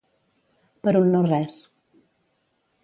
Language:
Catalan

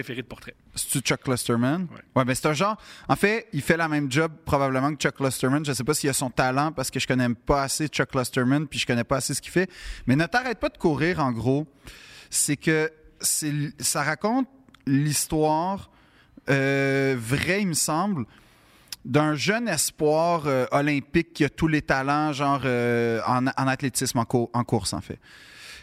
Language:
French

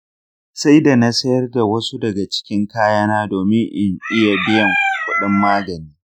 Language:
Hausa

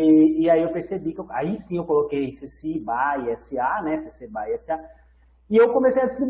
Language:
Portuguese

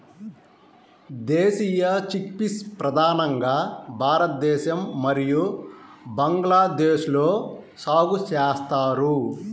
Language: Telugu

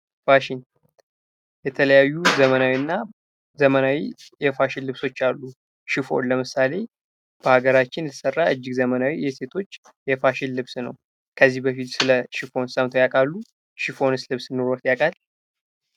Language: Amharic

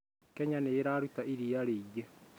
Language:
Kikuyu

